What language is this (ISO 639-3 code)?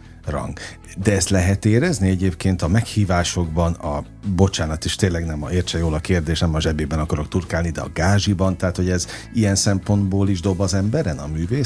hun